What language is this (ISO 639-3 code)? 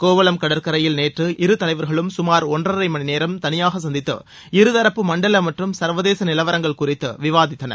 tam